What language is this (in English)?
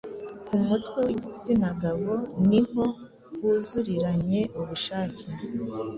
Kinyarwanda